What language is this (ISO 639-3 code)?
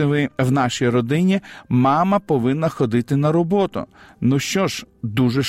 ukr